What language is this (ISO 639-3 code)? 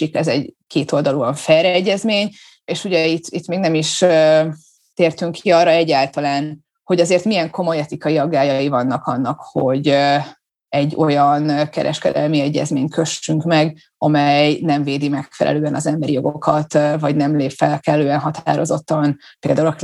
hun